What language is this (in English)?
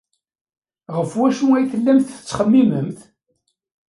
Kabyle